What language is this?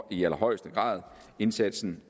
Danish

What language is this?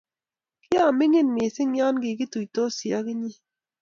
Kalenjin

